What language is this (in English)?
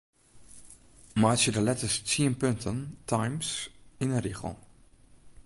Western Frisian